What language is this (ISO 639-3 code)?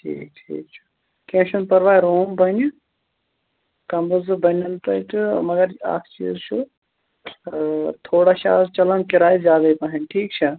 kas